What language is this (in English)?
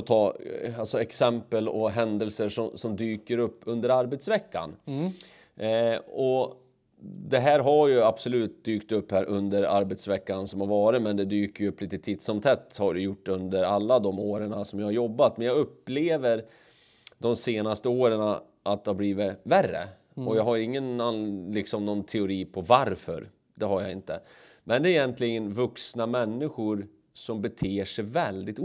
Swedish